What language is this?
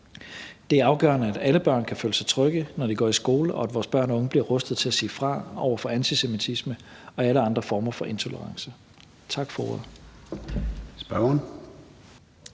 Danish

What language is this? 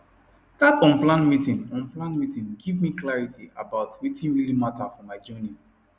Nigerian Pidgin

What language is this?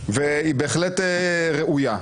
Hebrew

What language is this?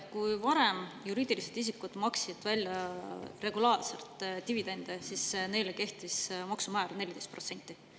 Estonian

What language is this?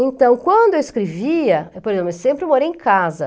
Portuguese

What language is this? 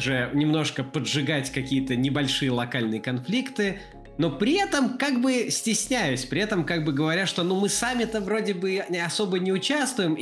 Russian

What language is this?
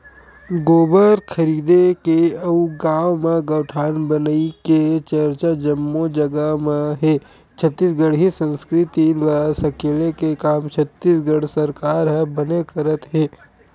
Chhattisgarhi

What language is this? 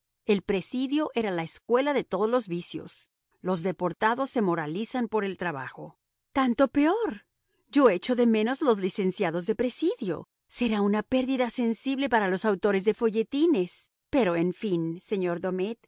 Spanish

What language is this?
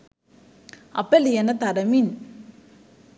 Sinhala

